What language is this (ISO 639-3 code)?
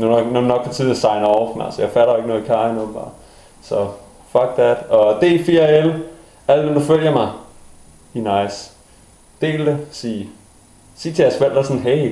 dan